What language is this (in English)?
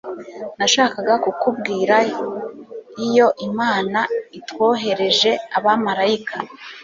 Kinyarwanda